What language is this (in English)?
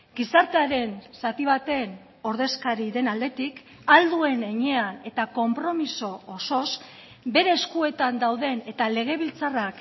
Basque